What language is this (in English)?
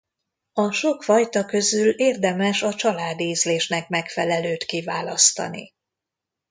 Hungarian